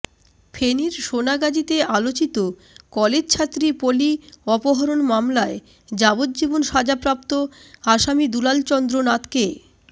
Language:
Bangla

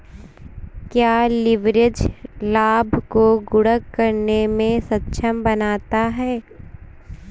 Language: Hindi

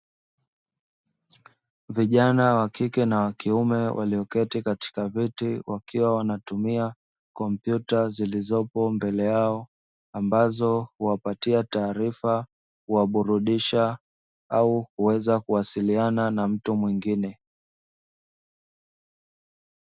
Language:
Swahili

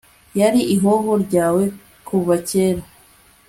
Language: Kinyarwanda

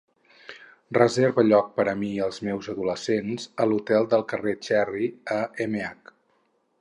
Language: Catalan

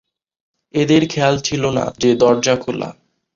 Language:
Bangla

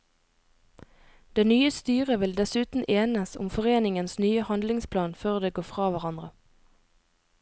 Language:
Norwegian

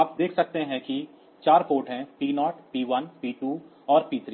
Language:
Hindi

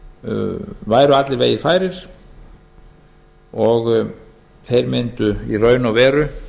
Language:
Icelandic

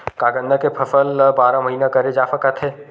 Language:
Chhattisgarhi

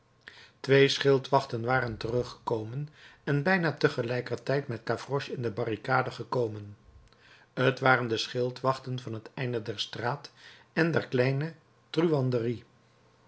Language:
Dutch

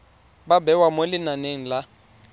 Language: Tswana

